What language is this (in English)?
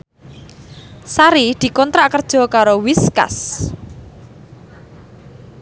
Javanese